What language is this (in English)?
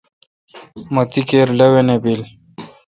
Kalkoti